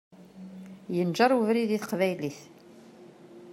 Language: Kabyle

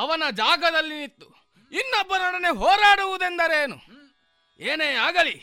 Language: Kannada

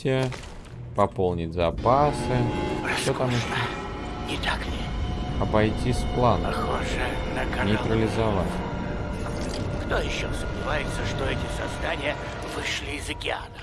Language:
Russian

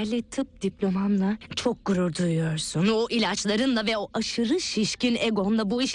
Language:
Turkish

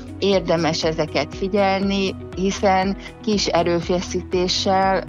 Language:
Hungarian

